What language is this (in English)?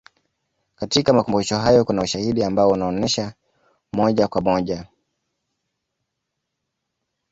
Swahili